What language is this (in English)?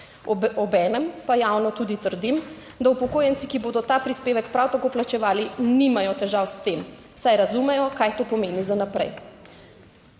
Slovenian